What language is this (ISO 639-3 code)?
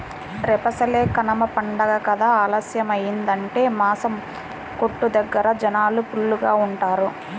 tel